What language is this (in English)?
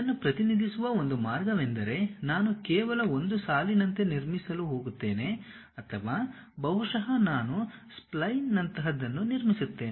Kannada